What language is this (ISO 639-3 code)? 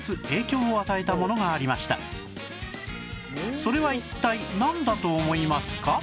jpn